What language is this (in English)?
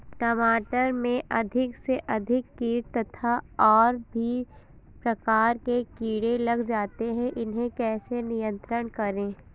Hindi